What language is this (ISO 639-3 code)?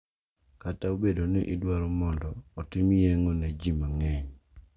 luo